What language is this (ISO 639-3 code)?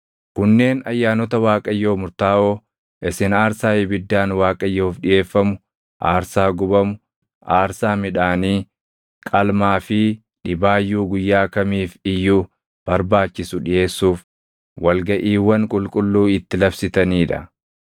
orm